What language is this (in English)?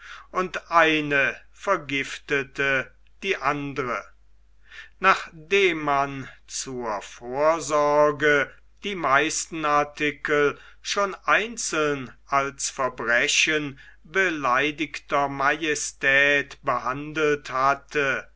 German